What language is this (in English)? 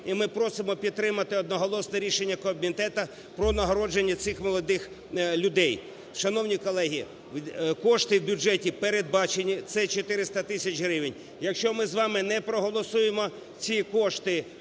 Ukrainian